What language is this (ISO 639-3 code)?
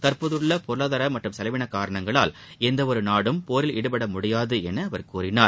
tam